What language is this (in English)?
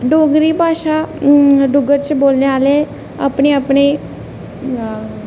Dogri